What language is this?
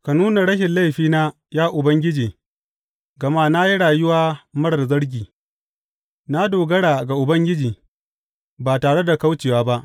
Hausa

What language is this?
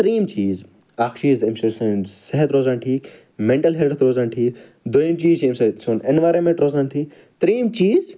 Kashmiri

